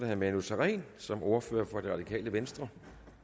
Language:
Danish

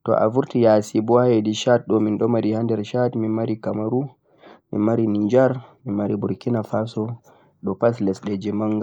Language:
Central-Eastern Niger Fulfulde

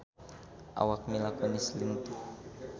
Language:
Sundanese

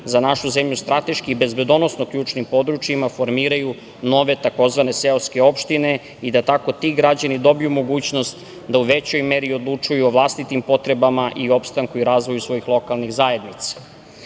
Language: Serbian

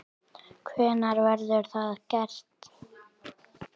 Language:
Icelandic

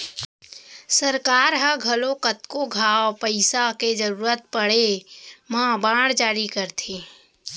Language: Chhattisgarhi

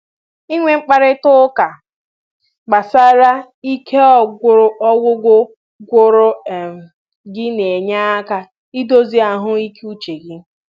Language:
Igbo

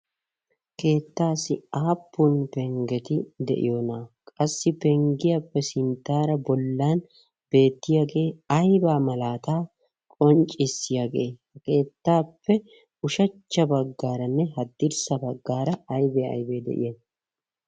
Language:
Wolaytta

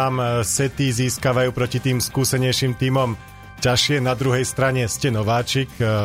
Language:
Slovak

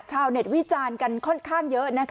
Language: Thai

